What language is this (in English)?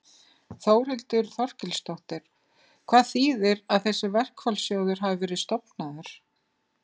Icelandic